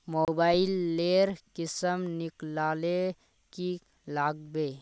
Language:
Magahi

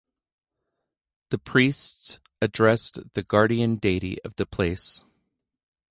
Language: English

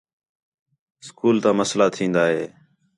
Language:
Khetrani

